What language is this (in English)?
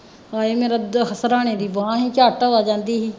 Punjabi